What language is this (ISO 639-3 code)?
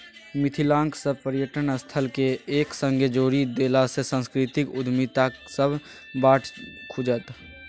mai